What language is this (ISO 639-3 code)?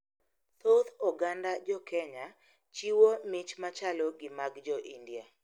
luo